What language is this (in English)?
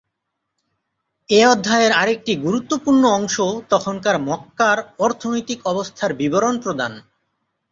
Bangla